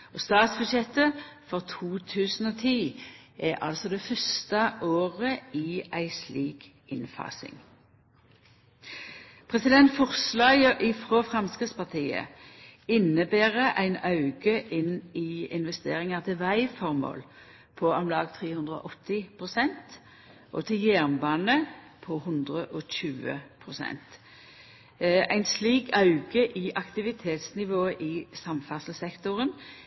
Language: Norwegian Nynorsk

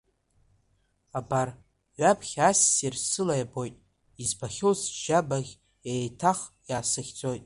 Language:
Abkhazian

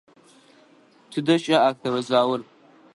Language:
Adyghe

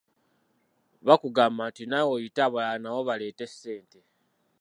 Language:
Ganda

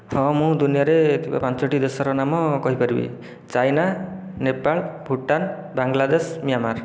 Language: Odia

